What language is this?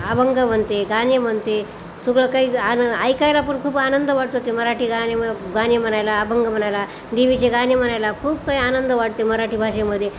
Marathi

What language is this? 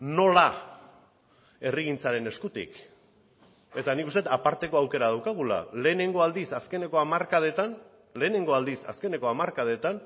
Basque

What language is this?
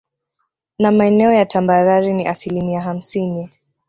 Swahili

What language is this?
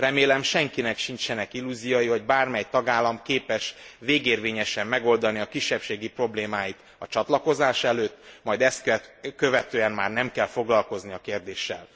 Hungarian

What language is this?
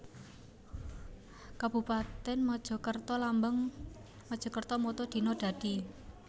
Javanese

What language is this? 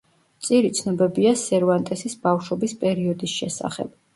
Georgian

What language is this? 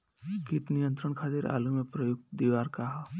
Bhojpuri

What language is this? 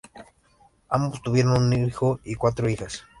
Spanish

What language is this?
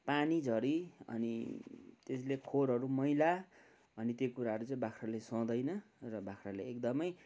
Nepali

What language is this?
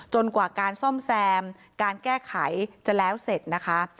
Thai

